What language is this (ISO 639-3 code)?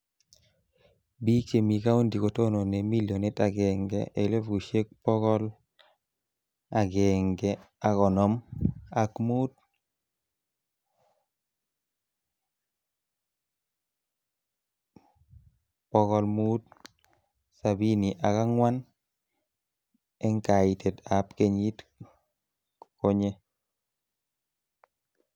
kln